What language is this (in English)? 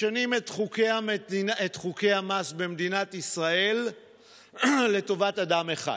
Hebrew